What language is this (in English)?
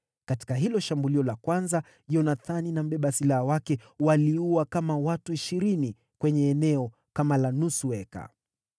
Swahili